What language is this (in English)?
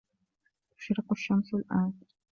Arabic